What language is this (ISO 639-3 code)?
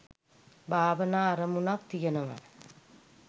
sin